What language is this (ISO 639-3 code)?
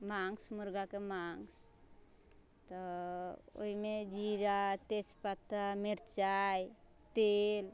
mai